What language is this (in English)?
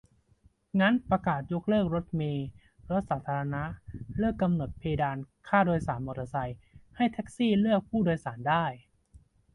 Thai